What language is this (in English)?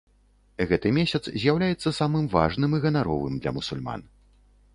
Belarusian